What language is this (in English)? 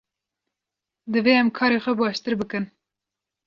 Kurdish